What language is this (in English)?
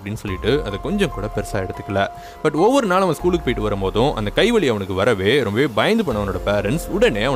Arabic